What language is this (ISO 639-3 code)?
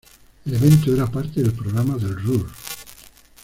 spa